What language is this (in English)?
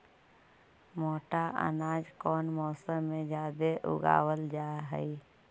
Magahi